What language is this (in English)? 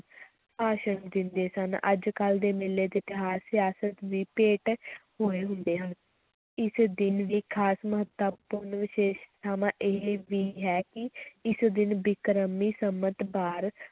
Punjabi